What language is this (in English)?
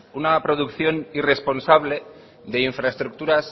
Spanish